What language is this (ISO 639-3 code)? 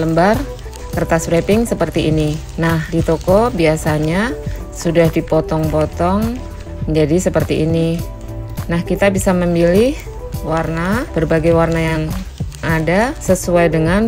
ind